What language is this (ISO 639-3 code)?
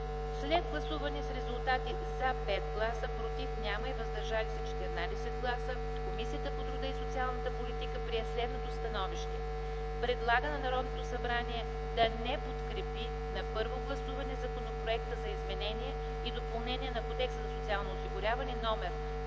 bul